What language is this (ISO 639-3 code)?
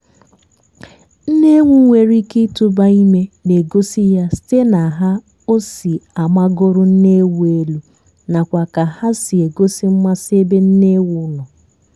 ibo